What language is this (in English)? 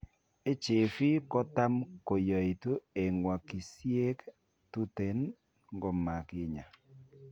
Kalenjin